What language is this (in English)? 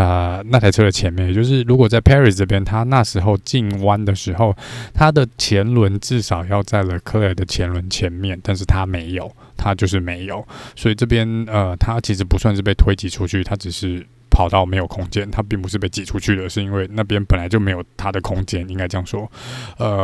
Chinese